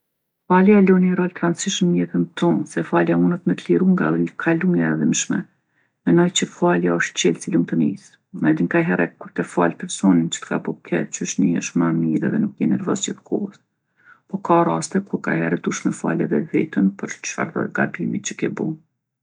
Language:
Gheg Albanian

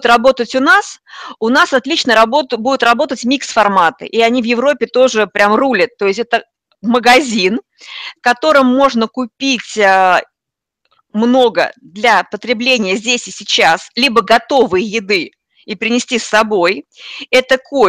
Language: Russian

